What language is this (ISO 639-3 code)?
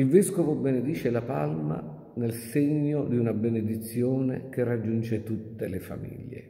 ita